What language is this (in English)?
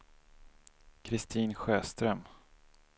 Swedish